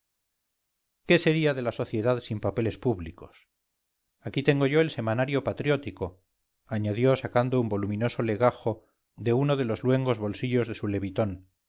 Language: Spanish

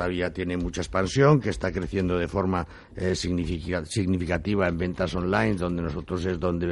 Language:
Spanish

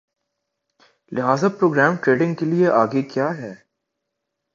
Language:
Urdu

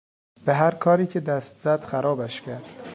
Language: Persian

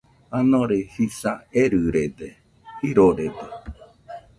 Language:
Nüpode Huitoto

